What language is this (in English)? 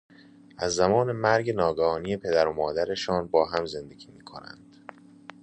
Persian